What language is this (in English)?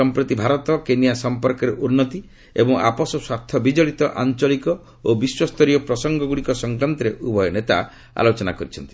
Odia